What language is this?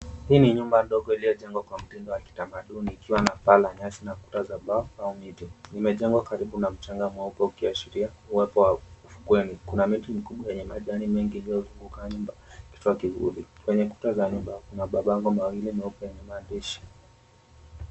Swahili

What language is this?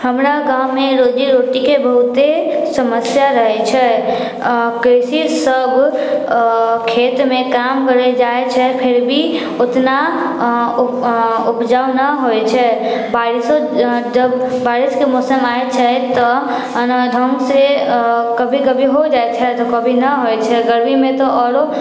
Maithili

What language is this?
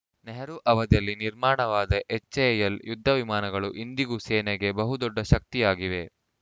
Kannada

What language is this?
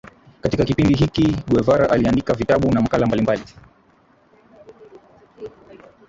Swahili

